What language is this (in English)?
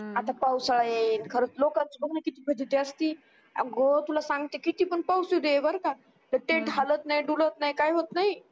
Marathi